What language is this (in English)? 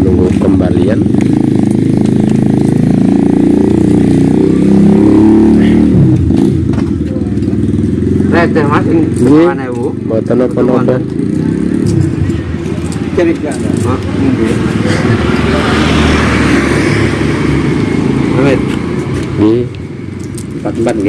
Indonesian